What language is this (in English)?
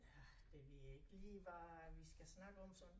Danish